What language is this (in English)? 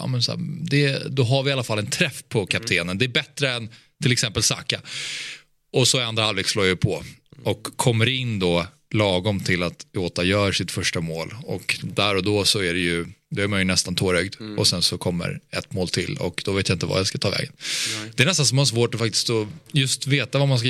Swedish